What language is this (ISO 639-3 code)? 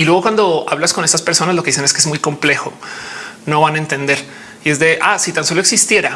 spa